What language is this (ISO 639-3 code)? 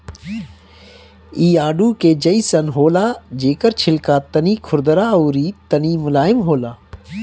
bho